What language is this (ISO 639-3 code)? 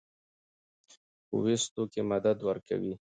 pus